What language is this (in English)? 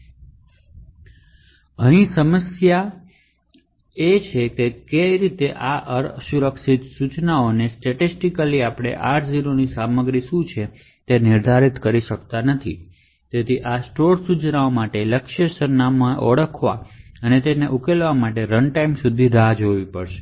Gujarati